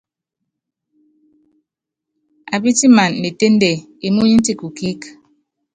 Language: Yangben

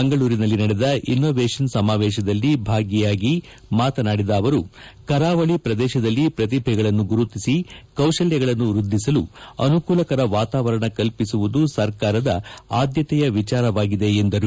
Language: Kannada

